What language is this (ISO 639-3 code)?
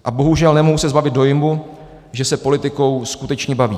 ces